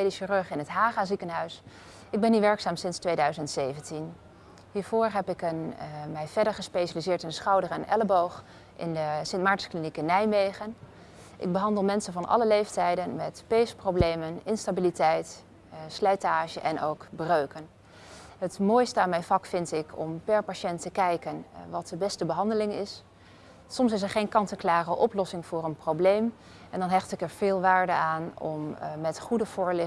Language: Dutch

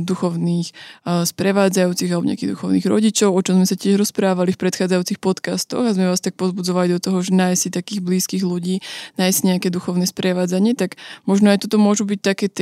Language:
Slovak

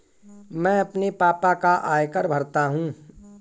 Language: Hindi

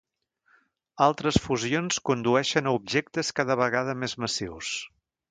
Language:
Catalan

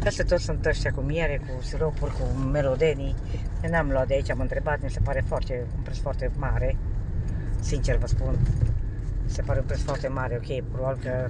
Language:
Romanian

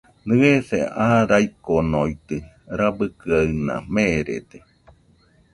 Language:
Nüpode Huitoto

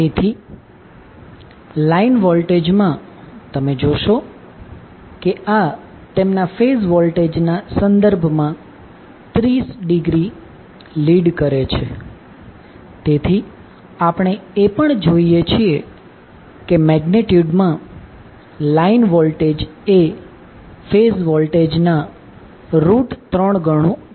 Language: Gujarati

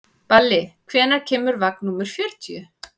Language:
Icelandic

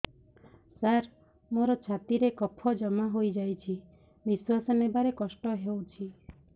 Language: Odia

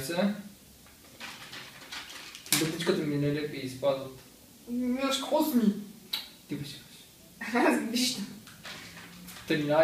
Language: Bulgarian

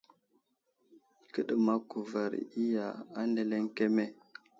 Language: Wuzlam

